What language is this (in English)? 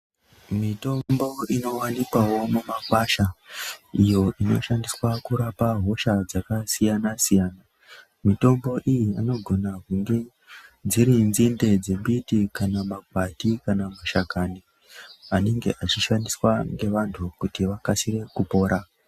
Ndau